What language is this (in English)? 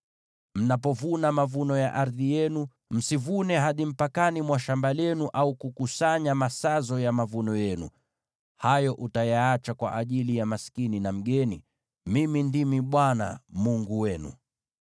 Swahili